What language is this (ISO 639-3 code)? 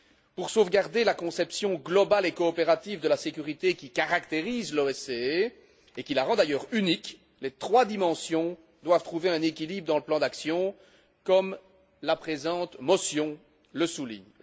fra